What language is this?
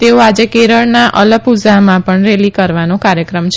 Gujarati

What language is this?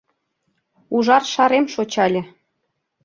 Mari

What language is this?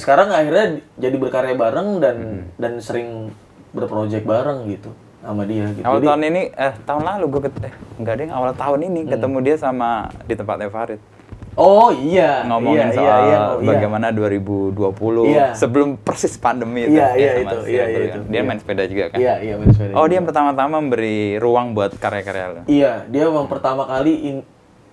Indonesian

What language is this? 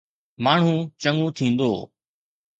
Sindhi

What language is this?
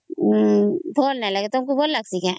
Odia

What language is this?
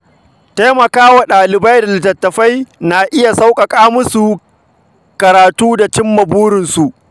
Hausa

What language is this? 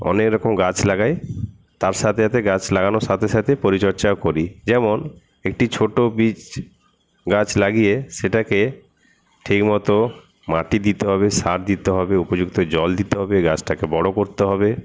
Bangla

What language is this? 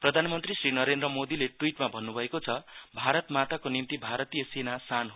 Nepali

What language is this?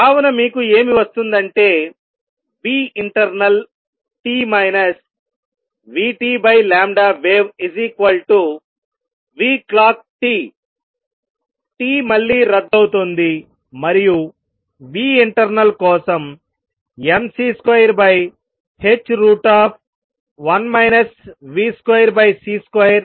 Telugu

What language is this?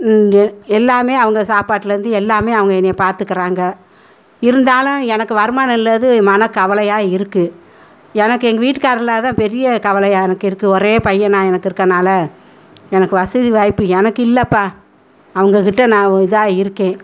Tamil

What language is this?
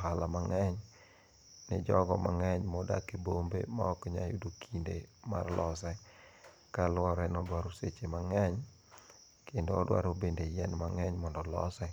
Luo (Kenya and Tanzania)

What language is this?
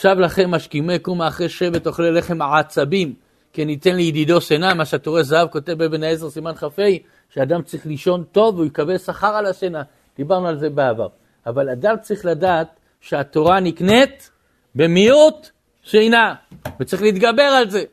Hebrew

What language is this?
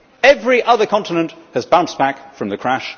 English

